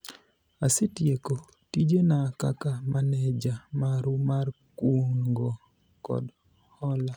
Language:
Luo (Kenya and Tanzania)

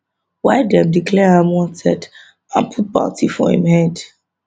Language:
Nigerian Pidgin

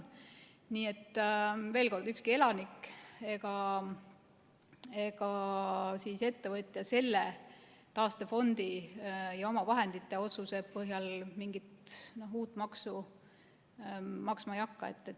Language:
Estonian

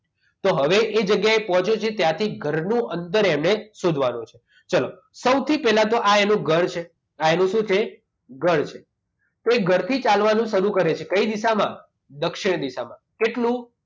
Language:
Gujarati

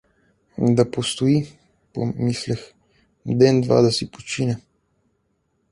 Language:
Bulgarian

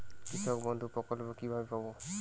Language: Bangla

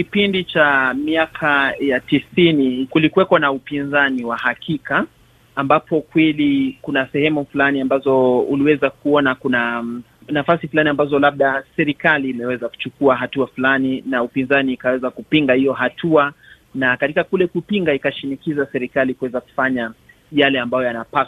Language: Swahili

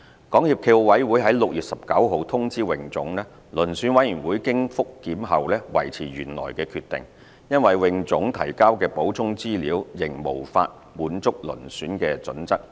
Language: Cantonese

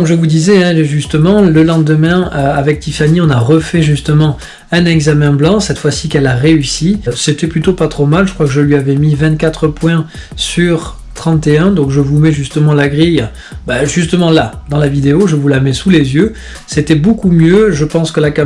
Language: French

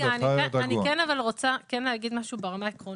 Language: Hebrew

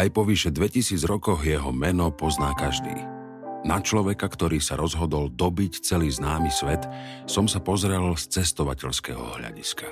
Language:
Slovak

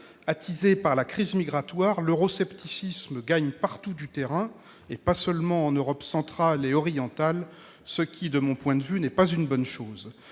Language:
French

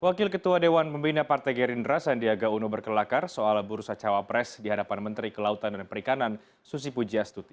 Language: Indonesian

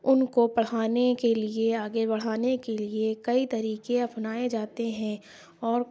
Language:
Urdu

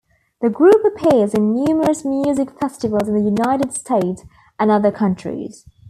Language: English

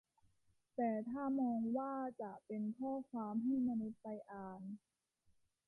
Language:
Thai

